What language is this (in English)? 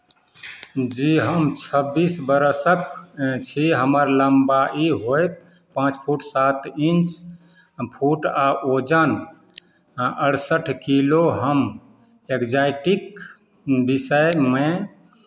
Maithili